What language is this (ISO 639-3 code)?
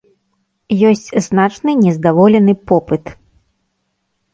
bel